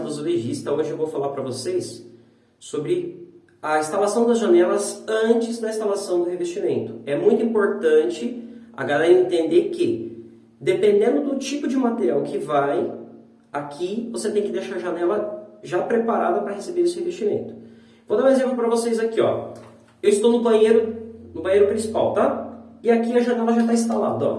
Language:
Portuguese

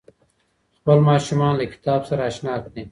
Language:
Pashto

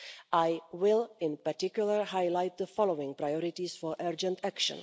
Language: English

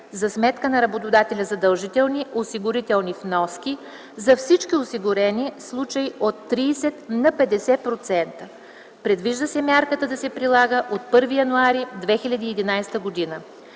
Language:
Bulgarian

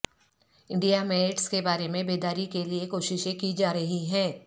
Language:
Urdu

